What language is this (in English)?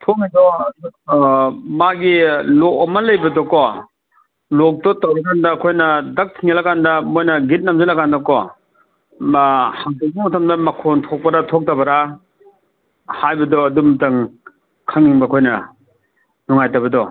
Manipuri